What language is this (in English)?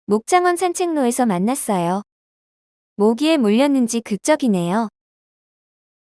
Korean